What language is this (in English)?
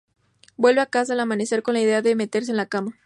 Spanish